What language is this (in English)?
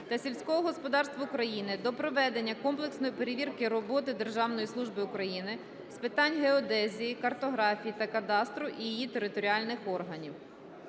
Ukrainian